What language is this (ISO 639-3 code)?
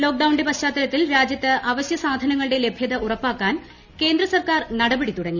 mal